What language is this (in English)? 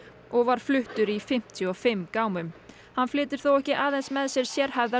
Icelandic